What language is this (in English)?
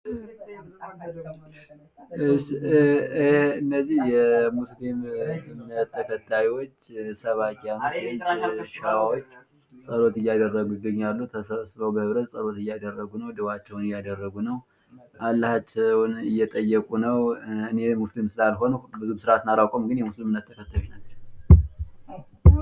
Amharic